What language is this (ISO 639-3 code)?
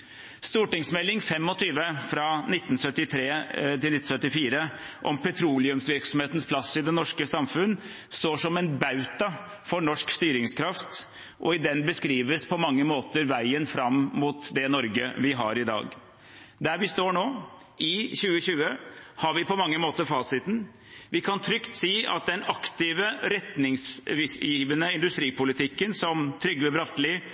nob